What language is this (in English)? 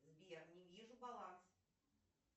Russian